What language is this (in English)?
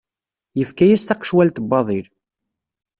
Kabyle